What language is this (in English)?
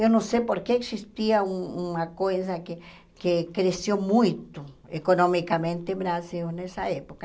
Portuguese